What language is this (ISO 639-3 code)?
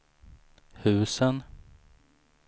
swe